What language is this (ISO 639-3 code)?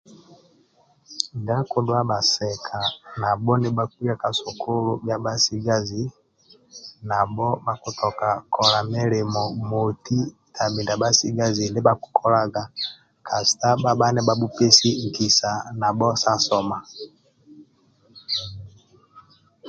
rwm